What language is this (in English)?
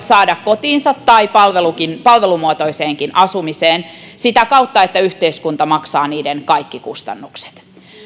Finnish